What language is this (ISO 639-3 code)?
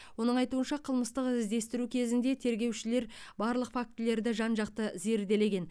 kaz